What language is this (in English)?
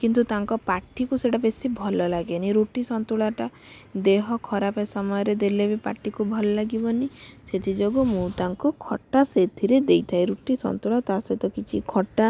Odia